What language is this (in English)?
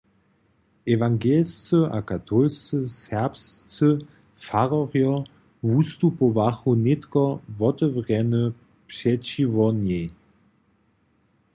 Upper Sorbian